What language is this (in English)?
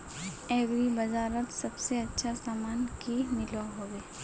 Magahi